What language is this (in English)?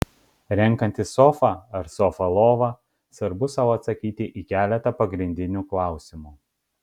Lithuanian